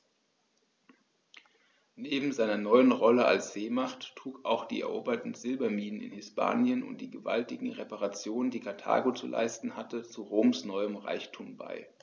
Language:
German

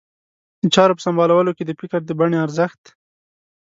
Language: Pashto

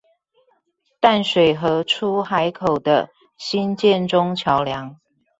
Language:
Chinese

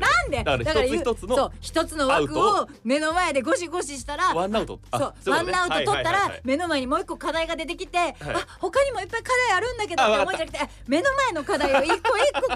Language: Japanese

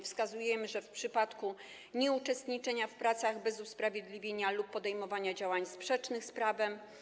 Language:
Polish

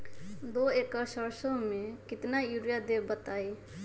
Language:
Magahi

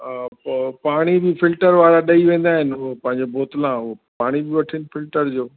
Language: Sindhi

